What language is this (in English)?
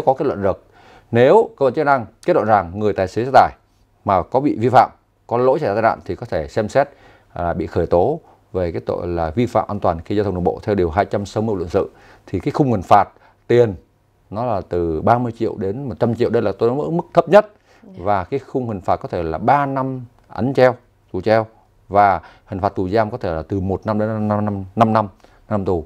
Vietnamese